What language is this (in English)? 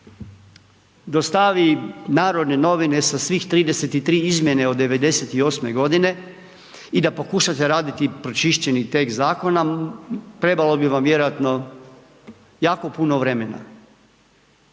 Croatian